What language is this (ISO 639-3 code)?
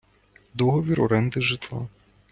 ukr